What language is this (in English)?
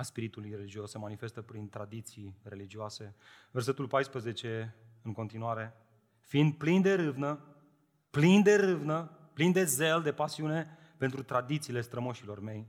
Romanian